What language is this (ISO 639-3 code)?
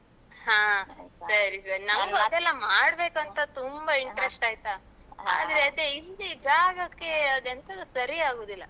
kan